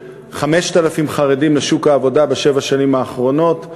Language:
Hebrew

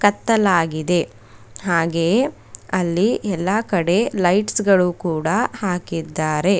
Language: Kannada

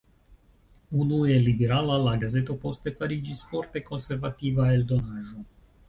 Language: Esperanto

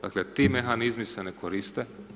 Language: Croatian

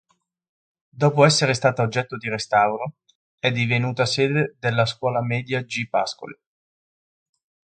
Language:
Italian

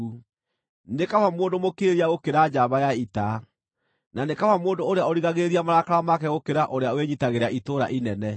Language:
Kikuyu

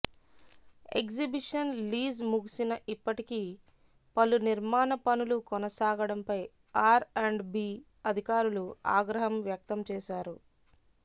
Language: Telugu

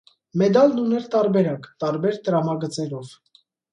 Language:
Armenian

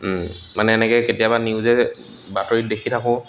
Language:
Assamese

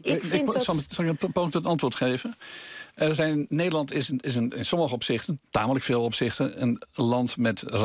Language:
Dutch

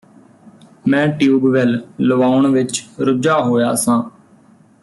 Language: Punjabi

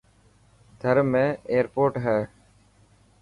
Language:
Dhatki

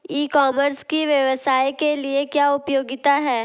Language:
Hindi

